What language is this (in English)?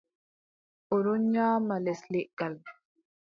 Adamawa Fulfulde